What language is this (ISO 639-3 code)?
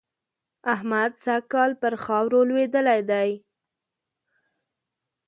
pus